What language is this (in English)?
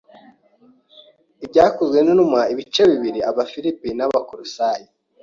Kinyarwanda